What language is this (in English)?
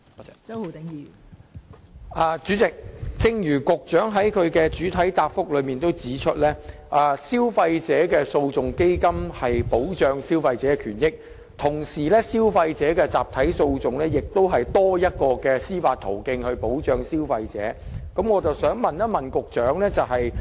Cantonese